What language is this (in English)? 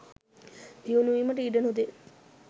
Sinhala